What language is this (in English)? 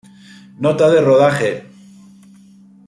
Spanish